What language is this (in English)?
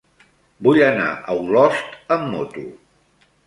Catalan